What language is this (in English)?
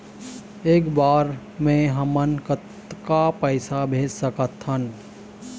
Chhattisgarhi